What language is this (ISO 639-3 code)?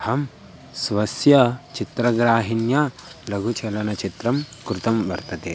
san